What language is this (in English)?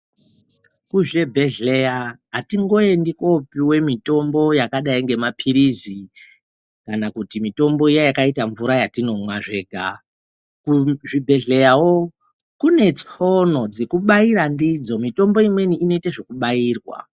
Ndau